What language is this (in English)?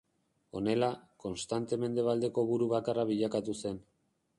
Basque